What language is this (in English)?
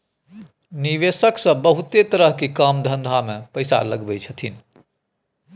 Maithili